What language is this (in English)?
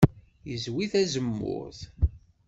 Kabyle